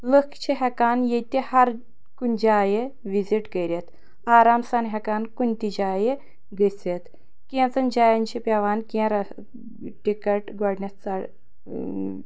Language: Kashmiri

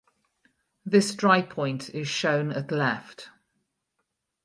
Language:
English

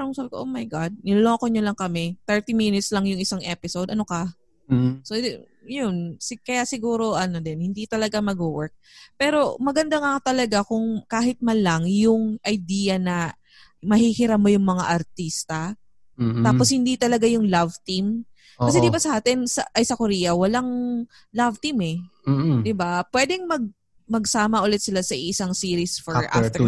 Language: Filipino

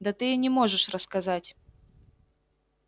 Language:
Russian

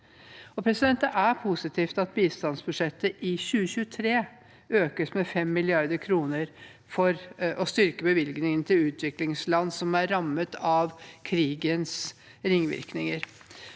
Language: Norwegian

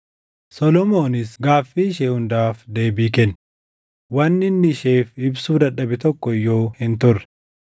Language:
Oromo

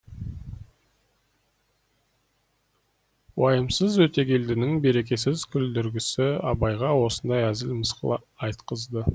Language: Kazakh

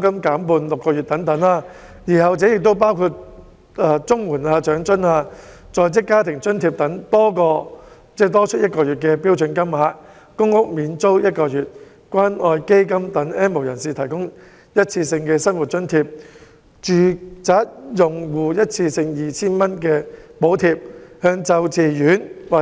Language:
Cantonese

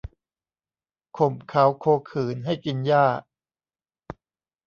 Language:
Thai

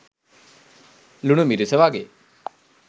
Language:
Sinhala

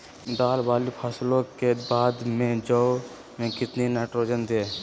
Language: Magahi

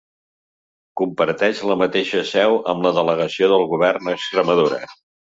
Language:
Catalan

